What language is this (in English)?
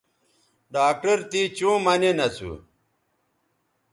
Bateri